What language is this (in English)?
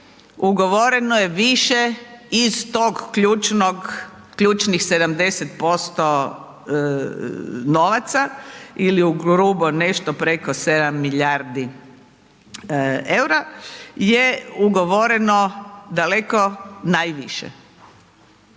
Croatian